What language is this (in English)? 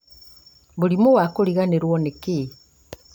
Kikuyu